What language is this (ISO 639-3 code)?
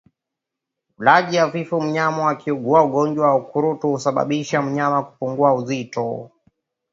swa